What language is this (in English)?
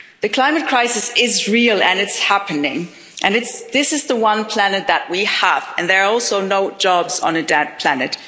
English